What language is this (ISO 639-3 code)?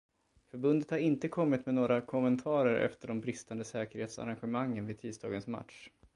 swe